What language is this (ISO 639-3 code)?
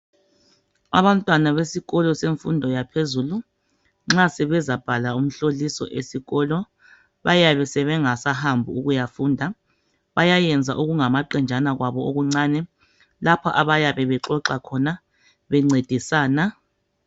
nde